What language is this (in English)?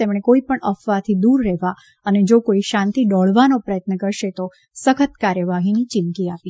Gujarati